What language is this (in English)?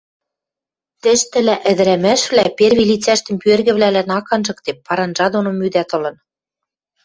Western Mari